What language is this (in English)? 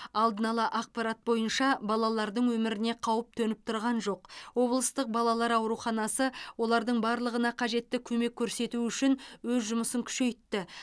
Kazakh